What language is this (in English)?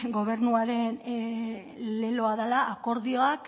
Basque